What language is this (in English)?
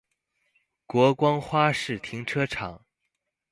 Chinese